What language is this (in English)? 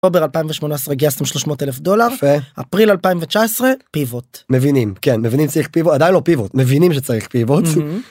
Hebrew